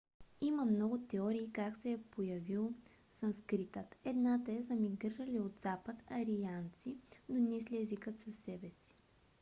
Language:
Bulgarian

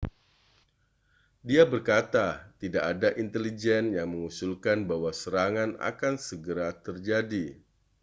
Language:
Indonesian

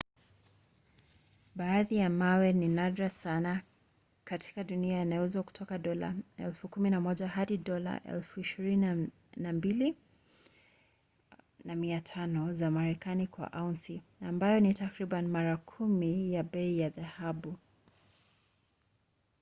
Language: Swahili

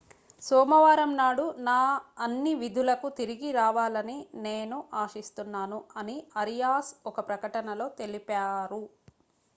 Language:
Telugu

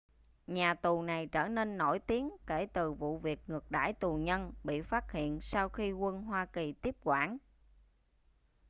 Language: Vietnamese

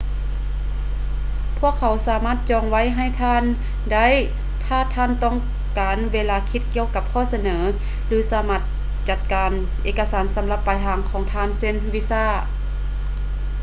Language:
Lao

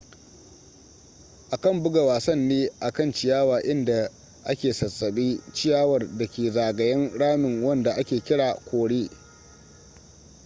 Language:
Hausa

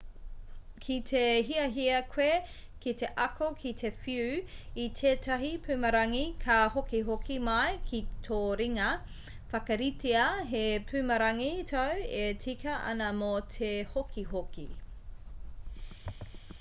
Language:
Māori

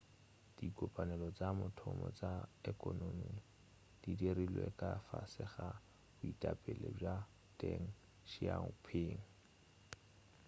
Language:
Northern Sotho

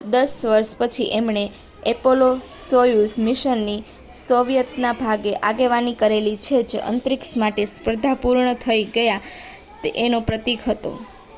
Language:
Gujarati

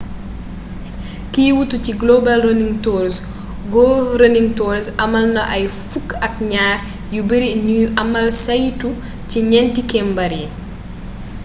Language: Wolof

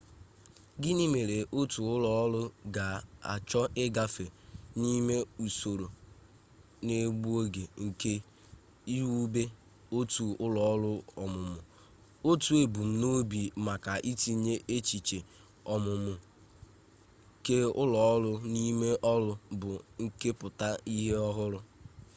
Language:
Igbo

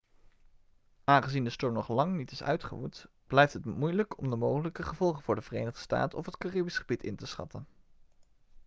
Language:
Dutch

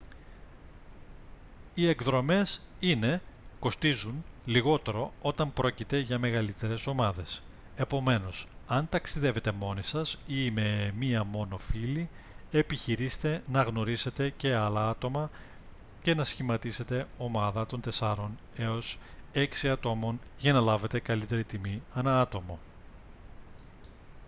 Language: Greek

